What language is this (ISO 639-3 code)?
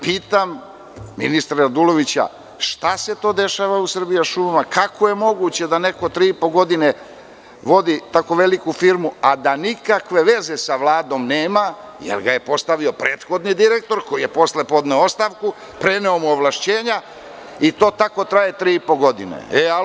srp